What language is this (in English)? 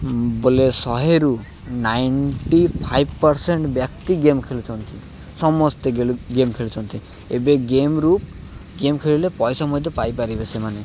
Odia